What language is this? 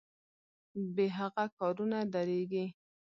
Pashto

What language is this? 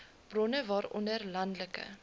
Afrikaans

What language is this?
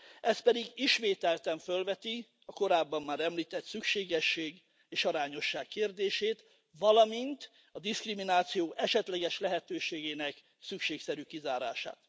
Hungarian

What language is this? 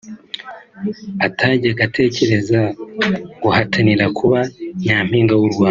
Kinyarwanda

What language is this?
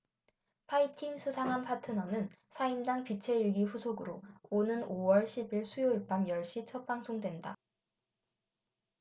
Korean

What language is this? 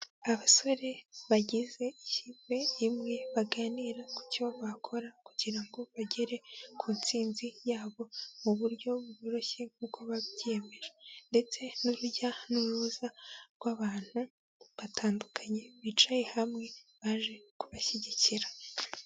Kinyarwanda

